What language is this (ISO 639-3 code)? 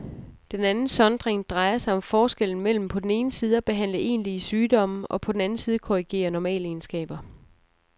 dan